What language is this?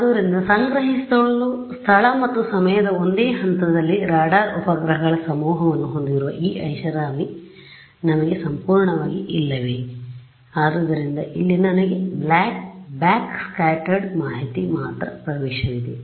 Kannada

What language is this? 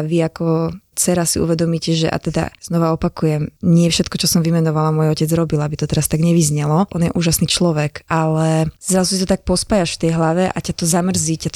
Slovak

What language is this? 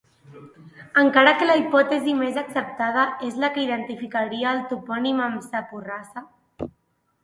Catalan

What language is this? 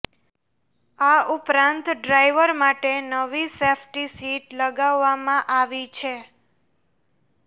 Gujarati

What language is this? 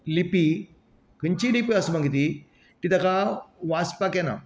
Konkani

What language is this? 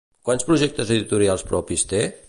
Catalan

